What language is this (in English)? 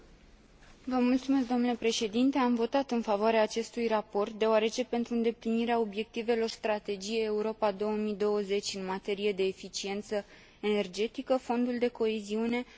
Romanian